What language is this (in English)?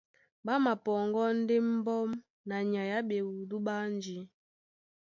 Duala